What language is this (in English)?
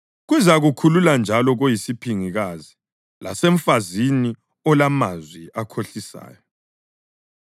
North Ndebele